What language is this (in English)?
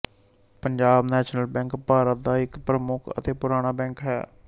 Punjabi